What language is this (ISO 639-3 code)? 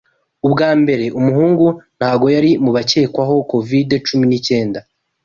kin